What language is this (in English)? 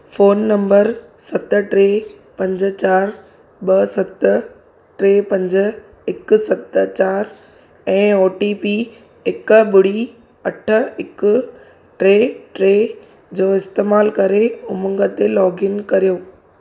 Sindhi